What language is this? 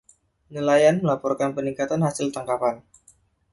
Indonesian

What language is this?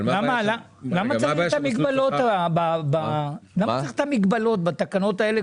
Hebrew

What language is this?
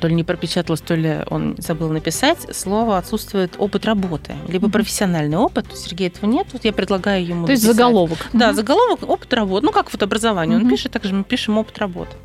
Russian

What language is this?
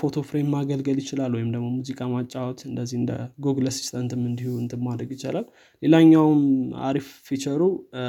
Amharic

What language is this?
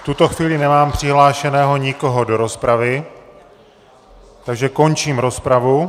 Czech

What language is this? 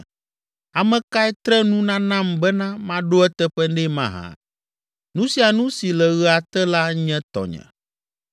Ewe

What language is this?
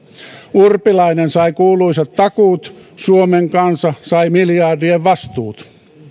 Finnish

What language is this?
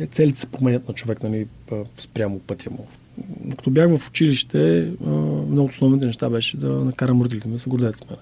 Bulgarian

